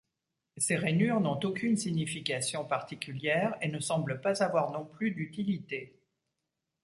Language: French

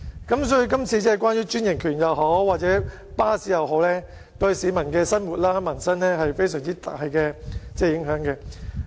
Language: Cantonese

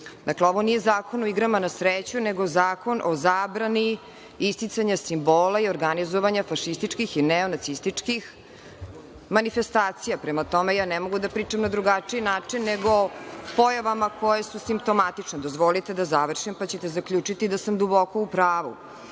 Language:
Serbian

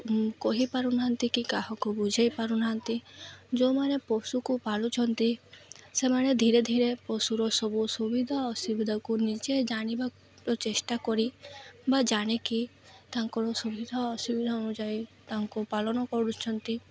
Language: Odia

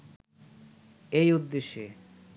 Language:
Bangla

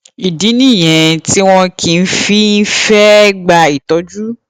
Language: Yoruba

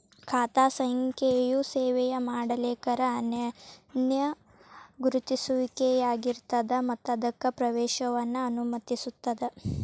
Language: Kannada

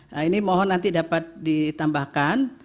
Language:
Indonesian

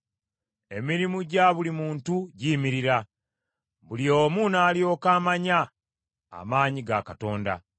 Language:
Ganda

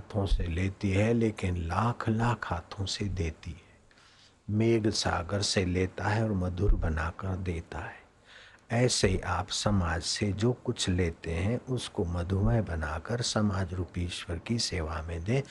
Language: Hindi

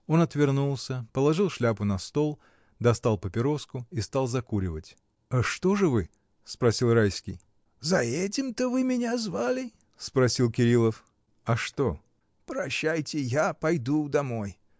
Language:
Russian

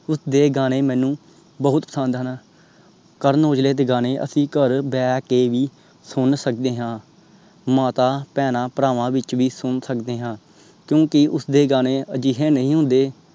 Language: Punjabi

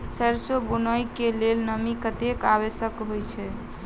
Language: Maithili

